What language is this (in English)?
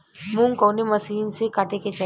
Bhojpuri